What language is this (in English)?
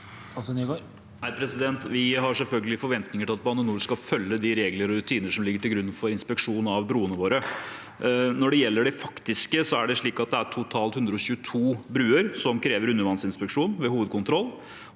Norwegian